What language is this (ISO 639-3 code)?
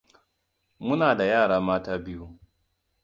hau